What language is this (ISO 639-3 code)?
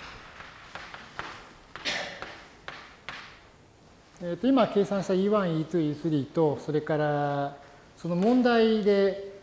jpn